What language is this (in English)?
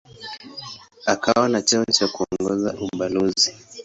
Swahili